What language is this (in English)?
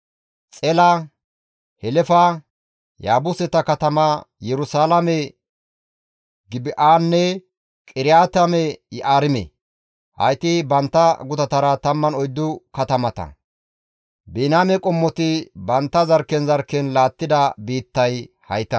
Gamo